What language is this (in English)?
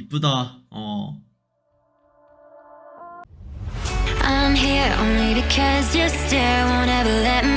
Korean